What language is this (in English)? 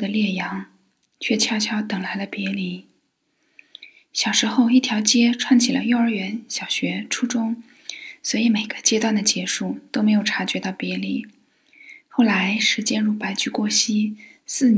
Chinese